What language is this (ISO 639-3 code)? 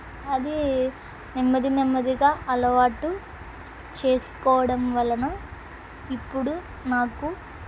tel